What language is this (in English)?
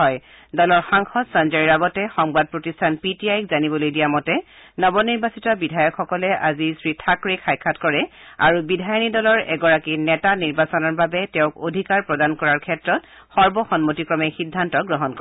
Assamese